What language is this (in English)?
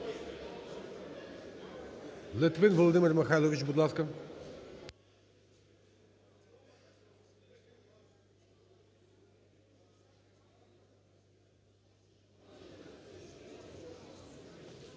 Ukrainian